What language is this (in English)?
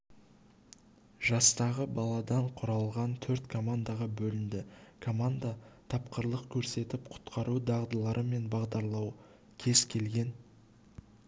Kazakh